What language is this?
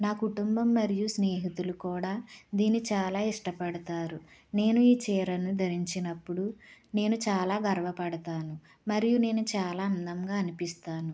Telugu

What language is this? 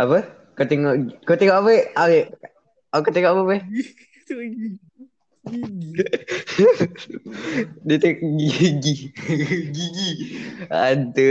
Malay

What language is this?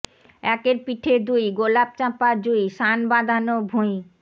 Bangla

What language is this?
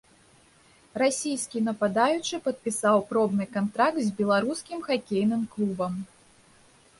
Belarusian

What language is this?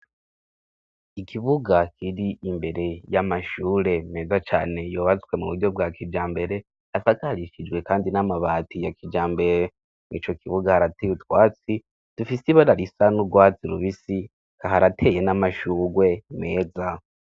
Rundi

